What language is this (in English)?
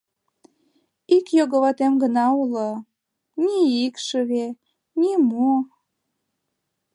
Mari